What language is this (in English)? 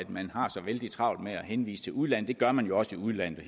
Danish